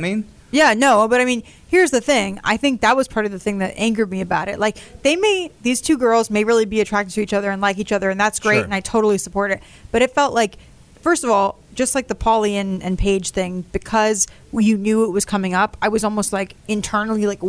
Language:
English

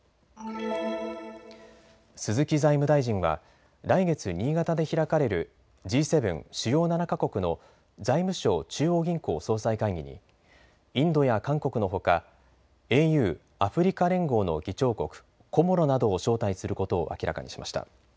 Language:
Japanese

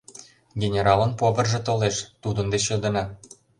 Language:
Mari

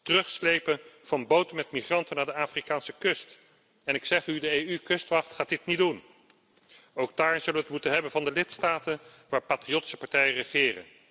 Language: Dutch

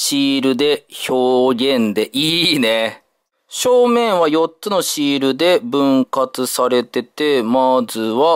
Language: Japanese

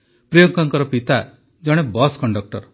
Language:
Odia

